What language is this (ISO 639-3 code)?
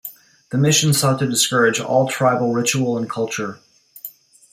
eng